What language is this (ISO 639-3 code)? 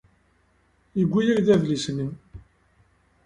kab